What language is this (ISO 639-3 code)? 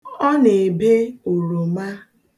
ibo